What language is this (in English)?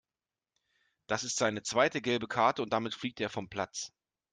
German